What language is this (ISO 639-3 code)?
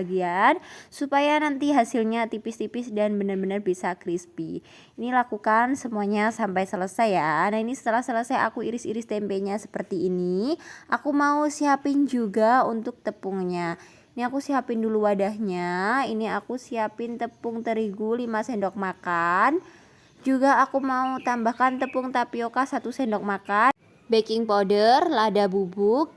ind